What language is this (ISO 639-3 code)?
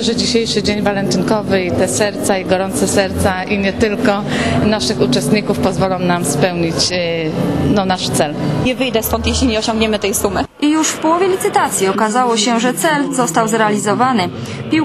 pol